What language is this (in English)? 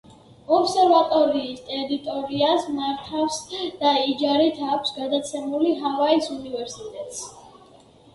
Georgian